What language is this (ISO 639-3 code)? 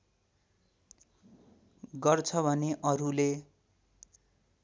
nep